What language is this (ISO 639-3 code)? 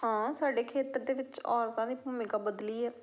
pan